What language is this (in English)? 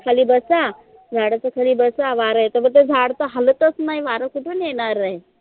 Marathi